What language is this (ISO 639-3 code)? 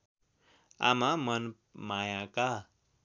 nep